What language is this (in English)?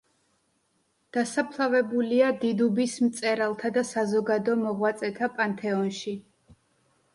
Georgian